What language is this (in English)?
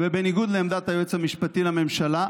Hebrew